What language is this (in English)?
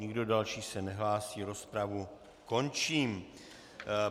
Czech